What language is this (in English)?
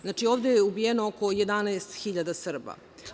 Serbian